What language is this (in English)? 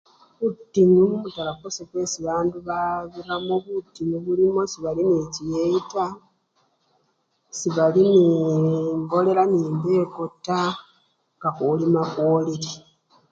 Luyia